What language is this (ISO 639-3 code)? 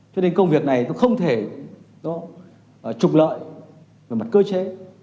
vie